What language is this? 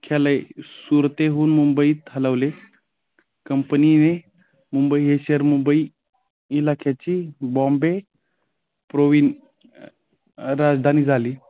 Marathi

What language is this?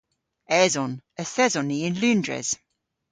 Cornish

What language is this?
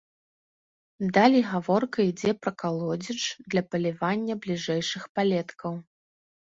Belarusian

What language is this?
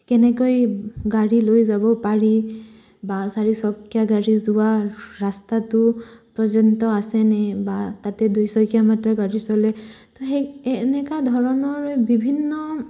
Assamese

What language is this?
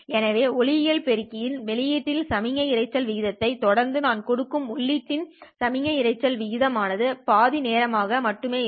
Tamil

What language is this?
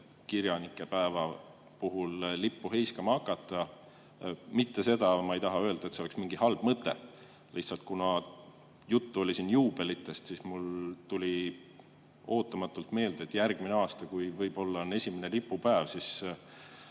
Estonian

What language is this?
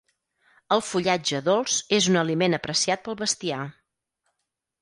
Catalan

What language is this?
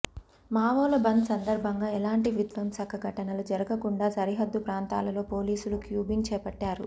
Telugu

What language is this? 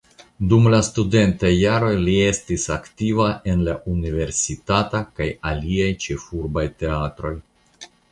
Esperanto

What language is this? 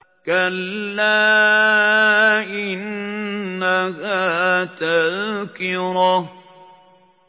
Arabic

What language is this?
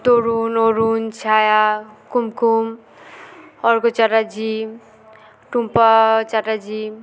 Bangla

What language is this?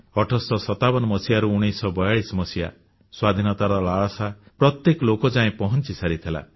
Odia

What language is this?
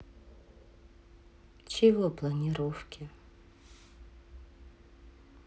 Russian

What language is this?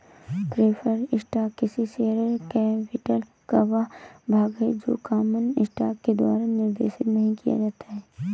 Hindi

